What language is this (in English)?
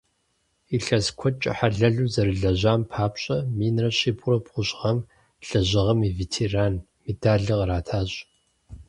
Kabardian